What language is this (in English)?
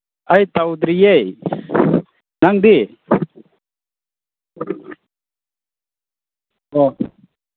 Manipuri